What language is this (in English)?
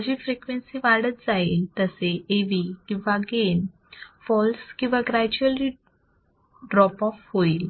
Marathi